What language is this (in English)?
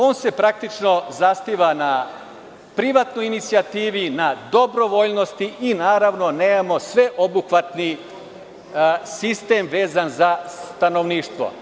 Serbian